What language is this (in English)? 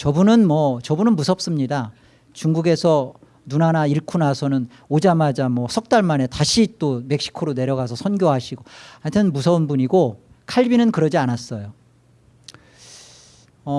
Korean